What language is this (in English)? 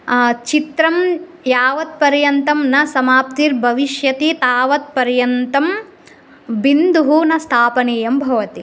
Sanskrit